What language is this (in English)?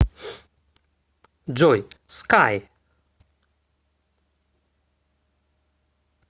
Russian